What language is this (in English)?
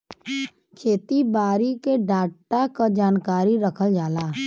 Bhojpuri